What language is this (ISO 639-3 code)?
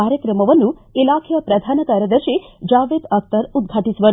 kan